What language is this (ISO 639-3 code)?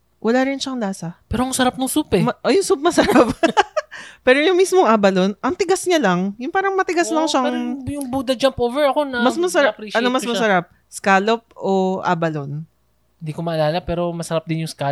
fil